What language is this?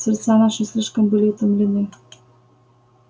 Russian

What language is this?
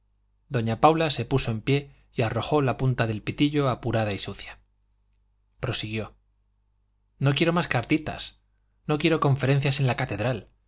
Spanish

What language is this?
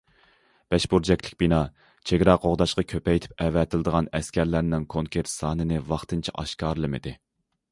Uyghur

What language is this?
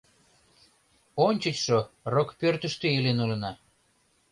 Mari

